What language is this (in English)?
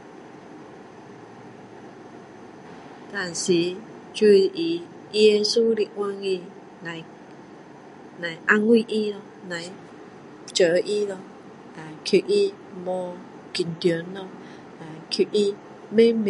Min Dong Chinese